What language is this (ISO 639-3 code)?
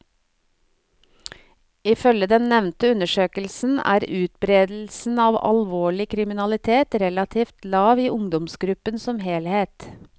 nor